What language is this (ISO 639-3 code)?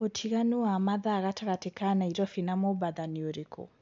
kik